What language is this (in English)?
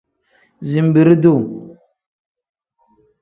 Tem